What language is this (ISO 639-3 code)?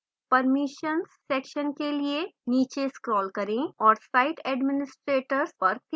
hin